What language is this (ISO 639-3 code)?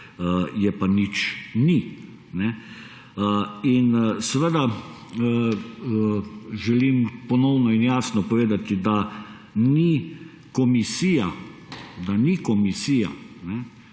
slv